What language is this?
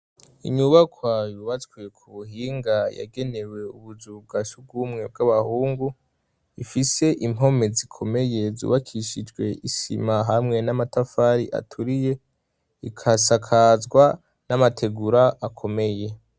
Rundi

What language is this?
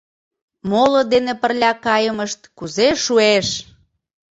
Mari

